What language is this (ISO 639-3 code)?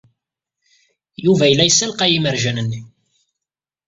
kab